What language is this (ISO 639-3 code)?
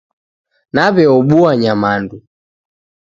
dav